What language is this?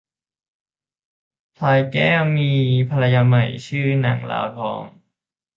Thai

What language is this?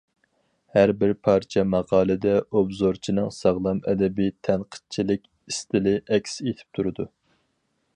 Uyghur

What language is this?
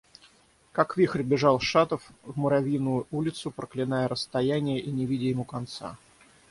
Russian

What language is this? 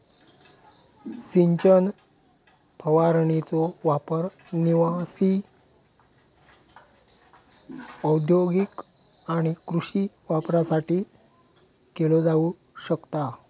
Marathi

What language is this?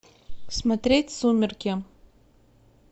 Russian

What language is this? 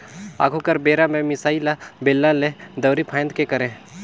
Chhattisgarhi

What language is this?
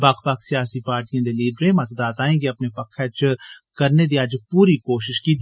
Dogri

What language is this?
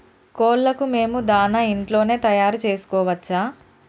Telugu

